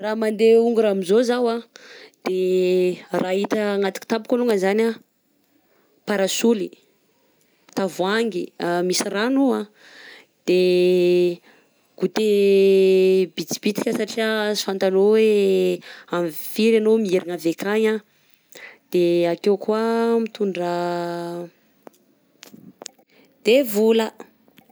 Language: Southern Betsimisaraka Malagasy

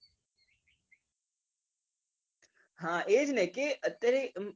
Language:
Gujarati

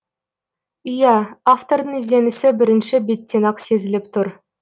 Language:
Kazakh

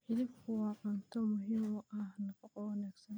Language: Somali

